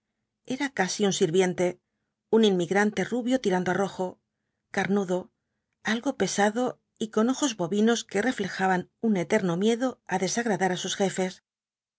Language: Spanish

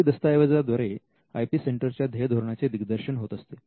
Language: Marathi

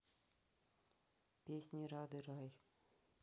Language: Russian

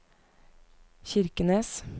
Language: Norwegian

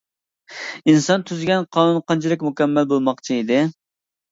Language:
Uyghur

